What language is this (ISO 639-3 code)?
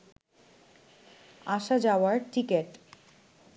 ben